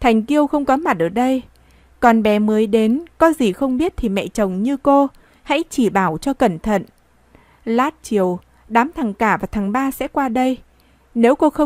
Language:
Vietnamese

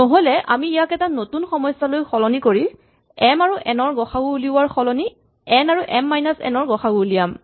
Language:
Assamese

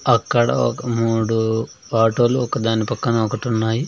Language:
Telugu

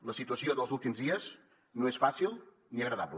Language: Catalan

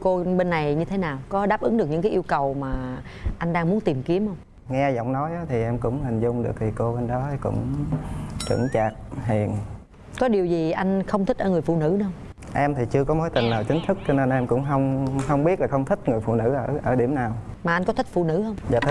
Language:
Vietnamese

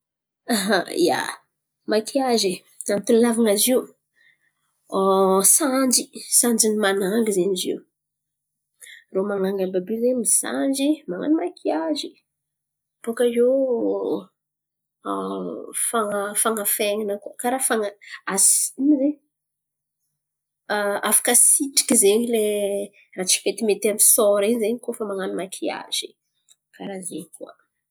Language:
Antankarana Malagasy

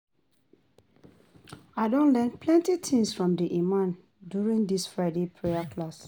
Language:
Nigerian Pidgin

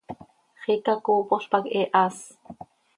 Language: Seri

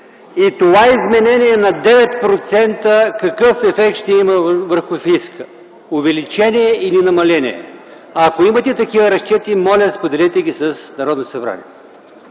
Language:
Bulgarian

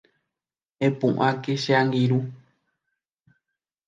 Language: Guarani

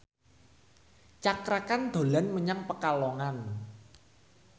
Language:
Javanese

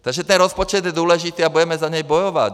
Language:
Czech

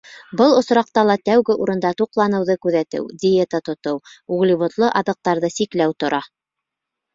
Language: Bashkir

